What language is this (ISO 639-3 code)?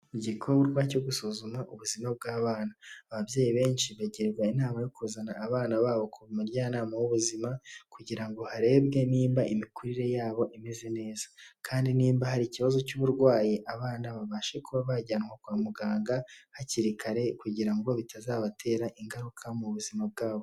kin